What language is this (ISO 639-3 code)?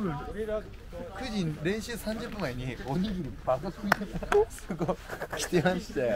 jpn